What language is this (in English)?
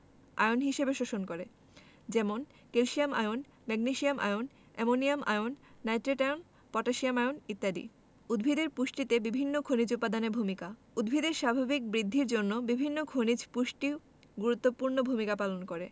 Bangla